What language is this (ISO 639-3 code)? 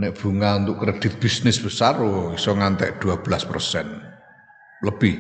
ind